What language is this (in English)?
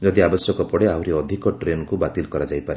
Odia